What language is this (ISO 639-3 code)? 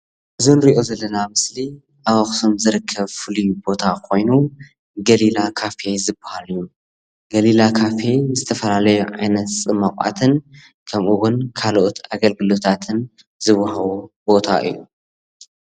tir